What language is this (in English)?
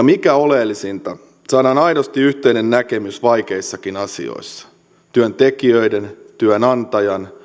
Finnish